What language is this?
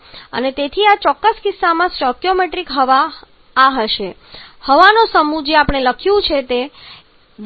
Gujarati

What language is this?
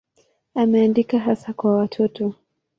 Swahili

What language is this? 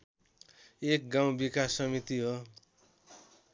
Nepali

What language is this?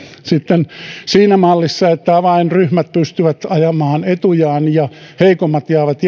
Finnish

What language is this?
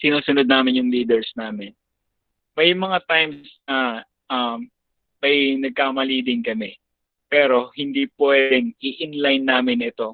Filipino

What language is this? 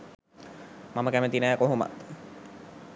Sinhala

